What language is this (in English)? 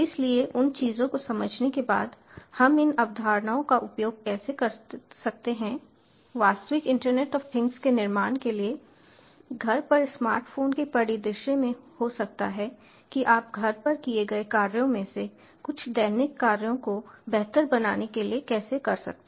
Hindi